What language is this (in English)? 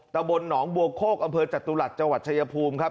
Thai